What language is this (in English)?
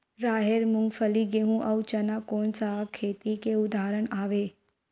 Chhattisgarhi